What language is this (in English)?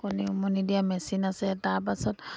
Assamese